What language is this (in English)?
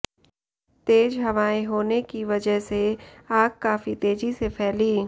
Hindi